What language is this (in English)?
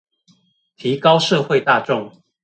Chinese